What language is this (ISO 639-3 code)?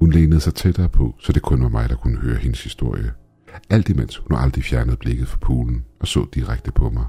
dan